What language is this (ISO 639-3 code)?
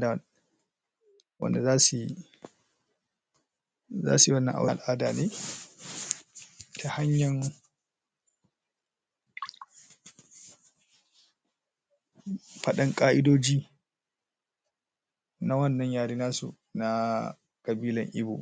hau